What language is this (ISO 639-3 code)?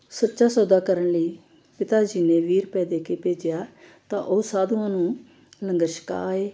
pan